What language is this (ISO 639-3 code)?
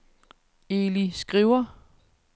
dan